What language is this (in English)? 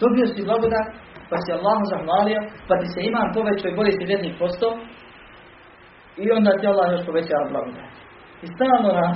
Croatian